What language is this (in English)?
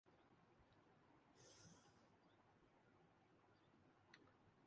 Urdu